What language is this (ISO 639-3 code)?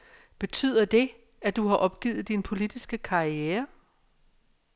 dan